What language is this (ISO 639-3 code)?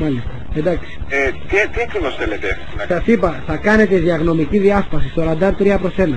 ell